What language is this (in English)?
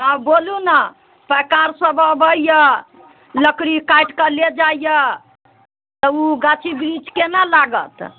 Maithili